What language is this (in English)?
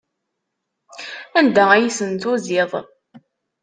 Kabyle